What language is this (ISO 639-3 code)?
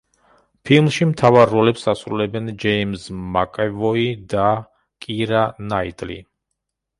kat